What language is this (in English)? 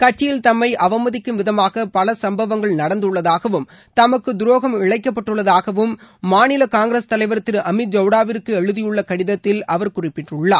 Tamil